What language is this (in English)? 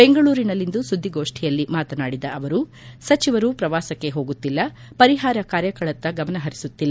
Kannada